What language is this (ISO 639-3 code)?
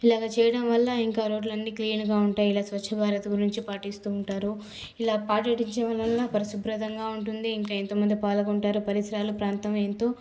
tel